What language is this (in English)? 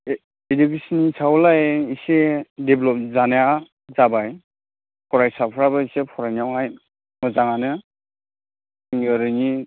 Bodo